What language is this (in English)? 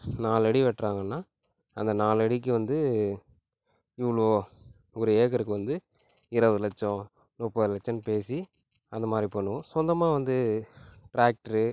Tamil